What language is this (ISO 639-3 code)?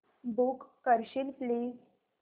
mar